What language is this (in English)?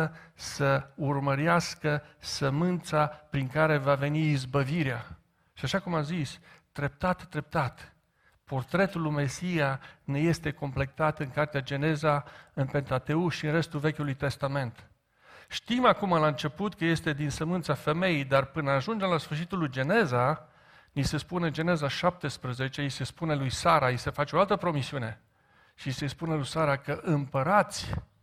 Romanian